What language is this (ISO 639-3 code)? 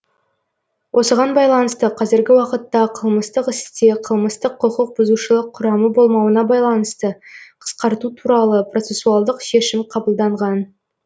kaz